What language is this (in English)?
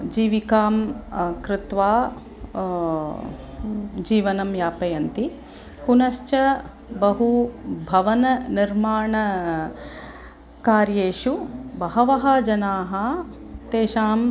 Sanskrit